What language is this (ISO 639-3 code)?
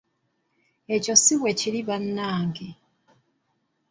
lug